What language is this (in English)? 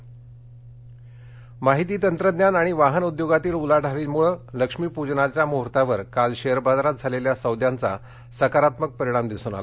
Marathi